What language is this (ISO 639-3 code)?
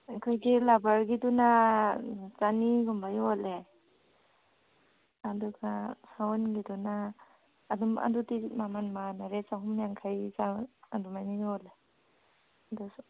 mni